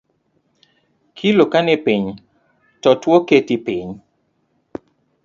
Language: Luo (Kenya and Tanzania)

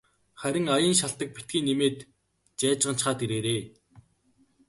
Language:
Mongolian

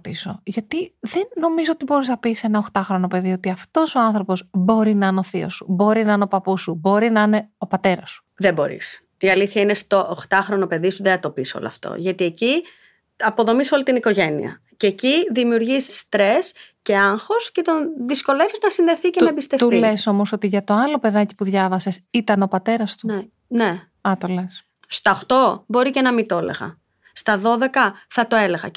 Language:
Greek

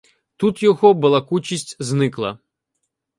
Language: Ukrainian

